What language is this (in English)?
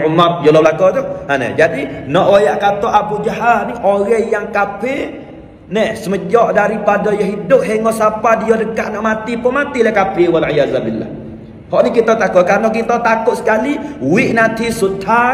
Malay